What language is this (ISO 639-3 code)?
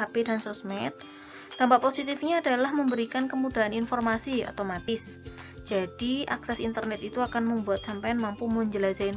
ind